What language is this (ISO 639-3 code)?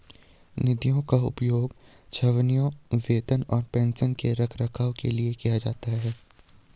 hin